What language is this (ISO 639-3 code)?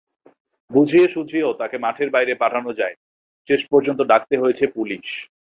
ben